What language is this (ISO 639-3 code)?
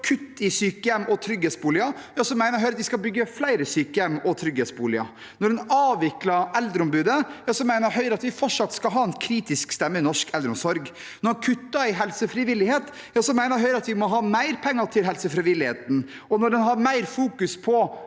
nor